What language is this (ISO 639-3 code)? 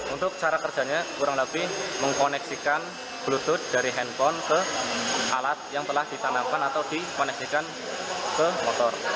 ind